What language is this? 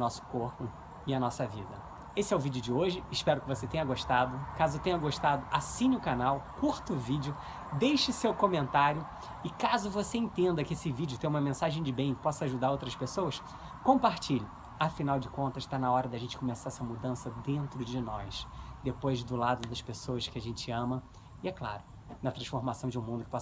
Portuguese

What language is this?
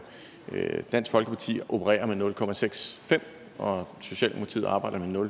Danish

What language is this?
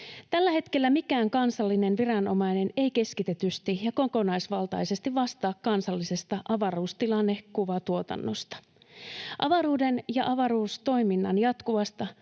Finnish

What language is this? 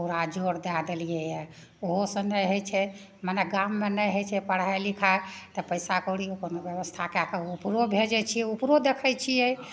Maithili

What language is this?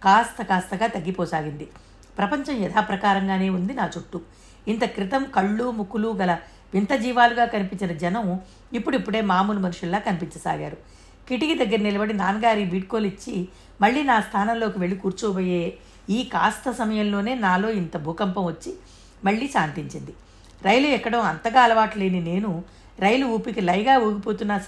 Telugu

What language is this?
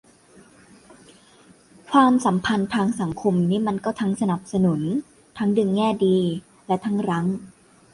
Thai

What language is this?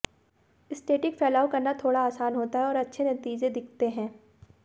Hindi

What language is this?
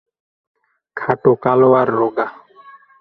Bangla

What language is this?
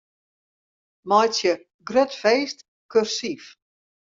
Western Frisian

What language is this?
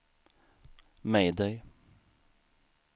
Swedish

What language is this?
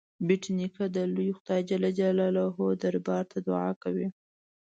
Pashto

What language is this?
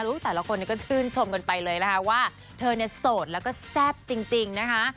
Thai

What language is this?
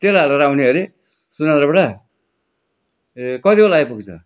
Nepali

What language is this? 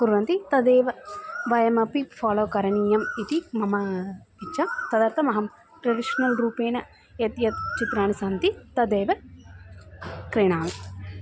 Sanskrit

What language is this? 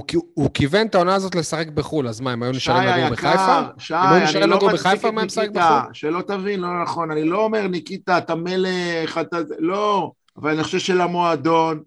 Hebrew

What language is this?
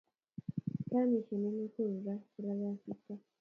Kalenjin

